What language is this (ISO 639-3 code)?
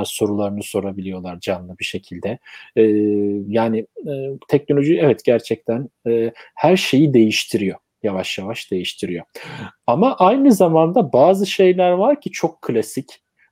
tur